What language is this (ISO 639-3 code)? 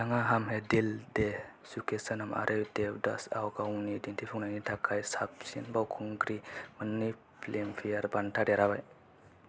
brx